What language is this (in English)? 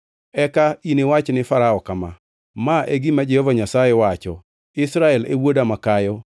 Luo (Kenya and Tanzania)